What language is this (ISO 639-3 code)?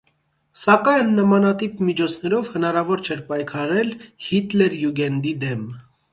hye